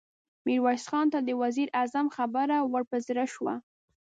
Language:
Pashto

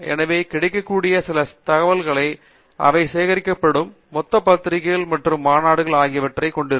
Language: Tamil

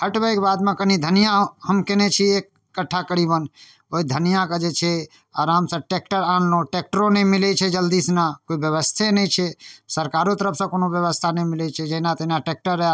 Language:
Maithili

